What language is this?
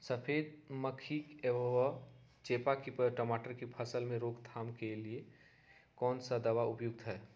Magahi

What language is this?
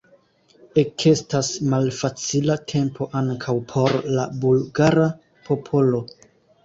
Esperanto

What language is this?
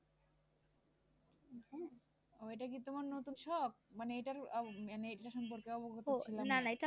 Bangla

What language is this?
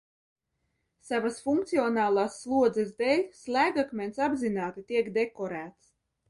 Latvian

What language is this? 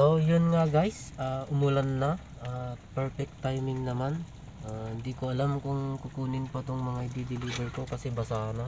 Filipino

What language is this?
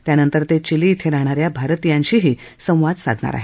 Marathi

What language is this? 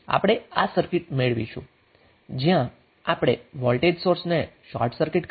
Gujarati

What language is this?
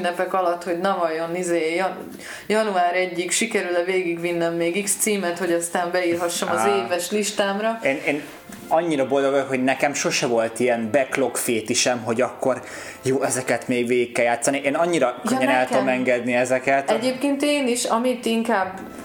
Hungarian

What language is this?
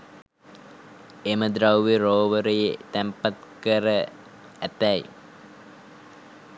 Sinhala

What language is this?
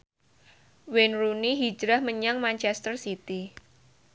Javanese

